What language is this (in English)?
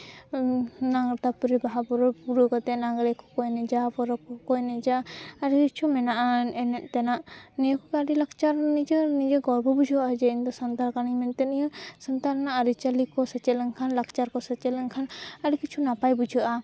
Santali